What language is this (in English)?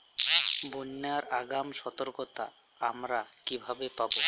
Bangla